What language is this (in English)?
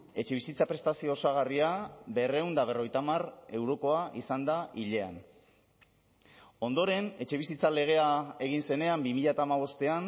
Basque